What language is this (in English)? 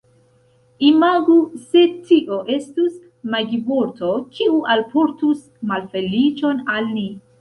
Esperanto